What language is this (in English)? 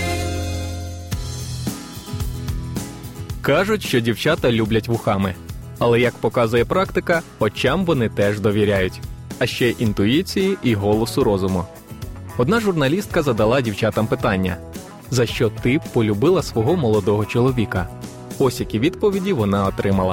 Ukrainian